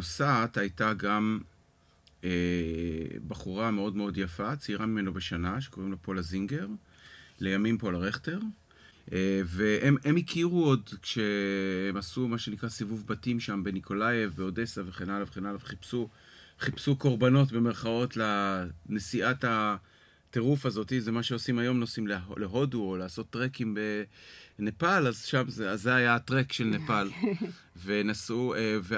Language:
Hebrew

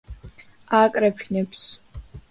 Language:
Georgian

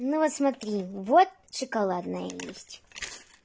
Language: Russian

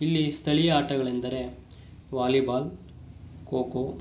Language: Kannada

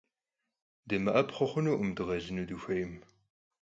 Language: Kabardian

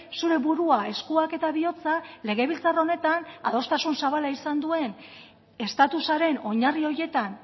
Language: Basque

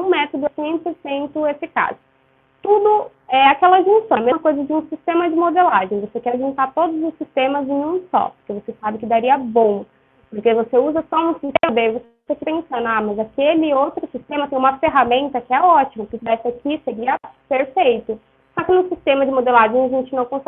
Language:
Portuguese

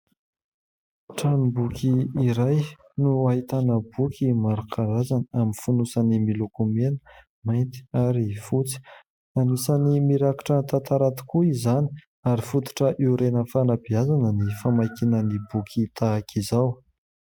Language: Malagasy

